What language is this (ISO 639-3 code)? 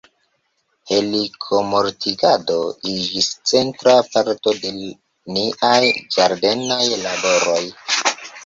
epo